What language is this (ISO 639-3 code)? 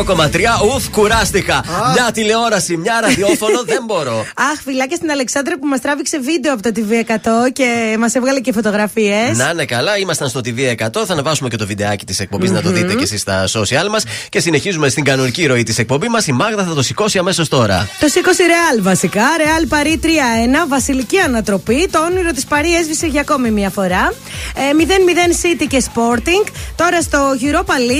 ell